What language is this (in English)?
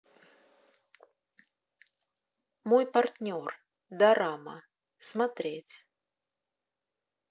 Russian